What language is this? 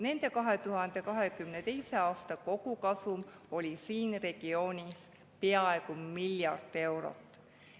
Estonian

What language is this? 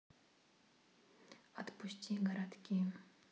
Russian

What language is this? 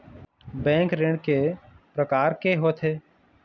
Chhattisgarhi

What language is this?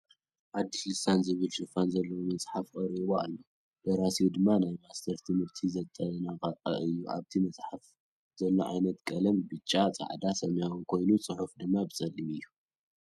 Tigrinya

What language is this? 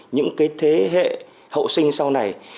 Vietnamese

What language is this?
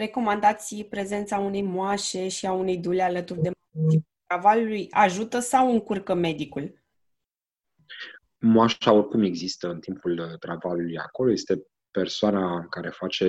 Romanian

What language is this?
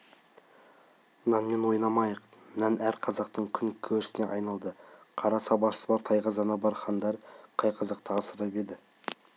Kazakh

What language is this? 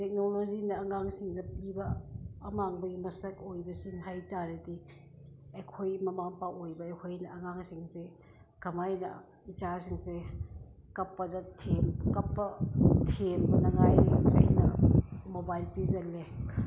Manipuri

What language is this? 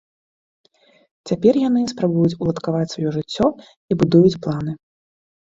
Belarusian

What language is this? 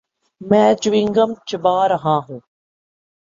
Urdu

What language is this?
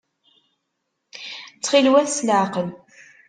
Kabyle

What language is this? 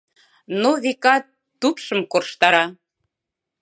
Mari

